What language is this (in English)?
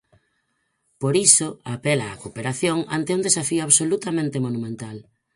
Galician